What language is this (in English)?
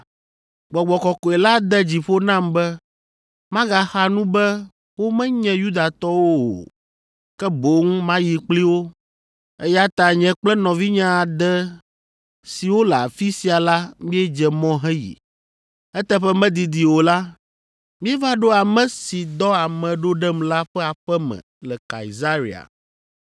Ewe